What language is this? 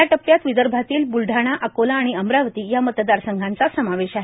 Marathi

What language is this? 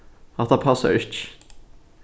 Faroese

